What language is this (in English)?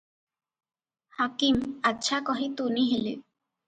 Odia